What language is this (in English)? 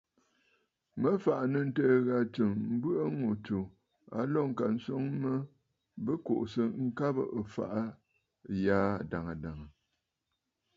Bafut